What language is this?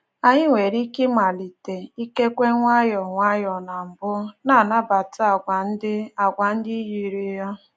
Igbo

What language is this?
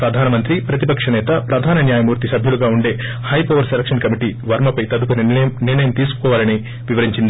Telugu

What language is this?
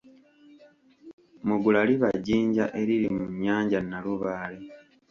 Ganda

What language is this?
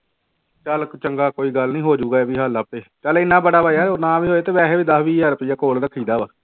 Punjabi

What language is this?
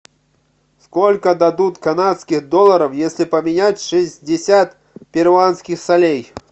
Russian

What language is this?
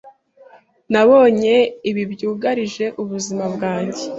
Kinyarwanda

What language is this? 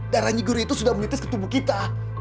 Indonesian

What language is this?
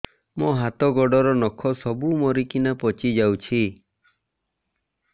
Odia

